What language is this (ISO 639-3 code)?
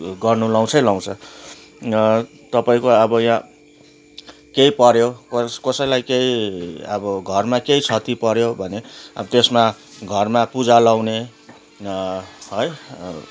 nep